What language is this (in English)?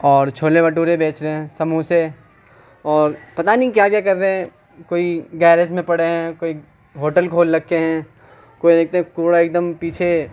Urdu